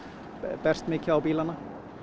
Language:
Icelandic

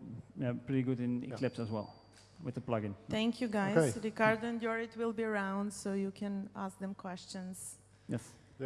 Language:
English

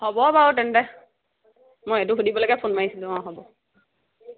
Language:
Assamese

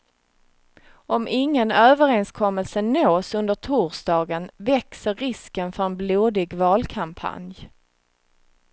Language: Swedish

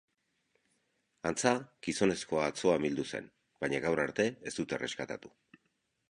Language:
Basque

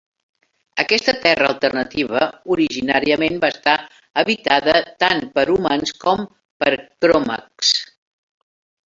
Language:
Catalan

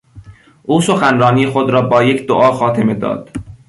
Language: Persian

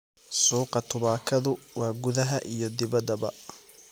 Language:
Somali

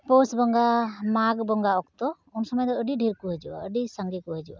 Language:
Santali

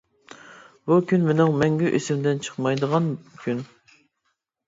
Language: Uyghur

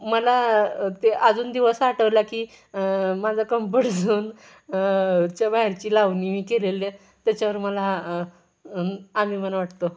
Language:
Marathi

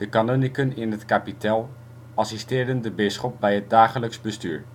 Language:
Dutch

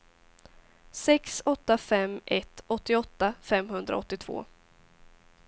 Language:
Swedish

